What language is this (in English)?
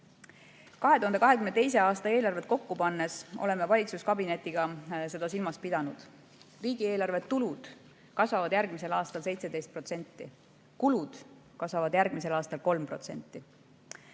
Estonian